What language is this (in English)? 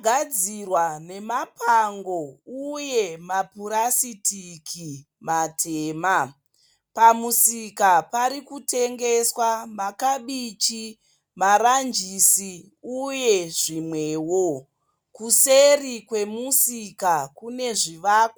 Shona